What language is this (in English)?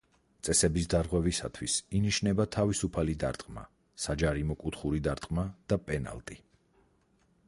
Georgian